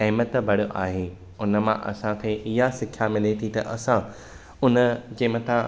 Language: Sindhi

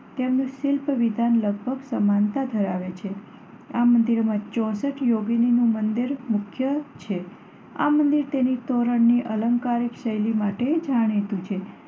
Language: Gujarati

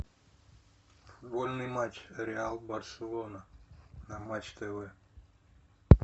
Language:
Russian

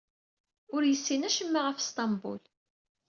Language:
Kabyle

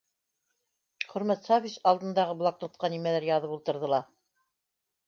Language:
Bashkir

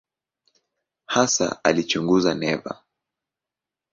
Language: Swahili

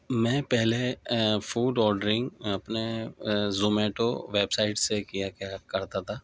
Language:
Urdu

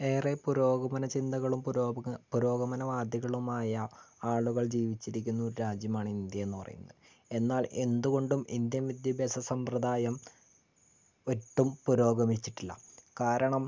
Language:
Malayalam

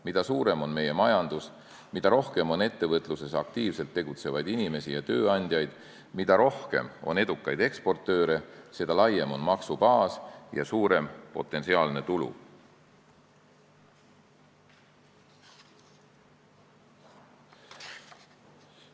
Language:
Estonian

